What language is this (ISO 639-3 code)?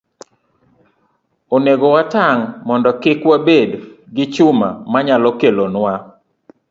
luo